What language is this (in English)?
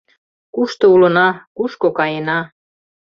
Mari